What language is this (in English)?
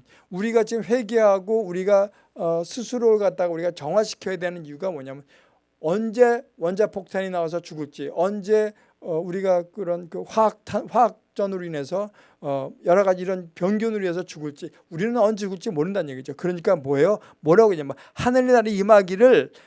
Korean